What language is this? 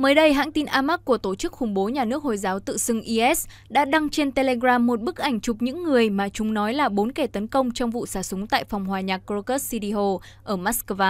Vietnamese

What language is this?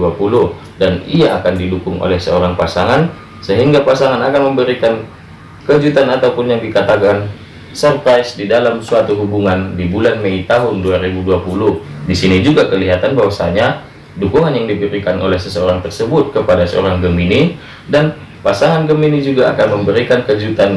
Indonesian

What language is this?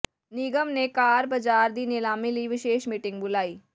Punjabi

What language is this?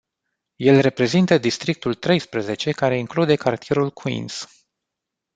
Romanian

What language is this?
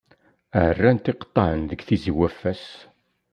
Kabyle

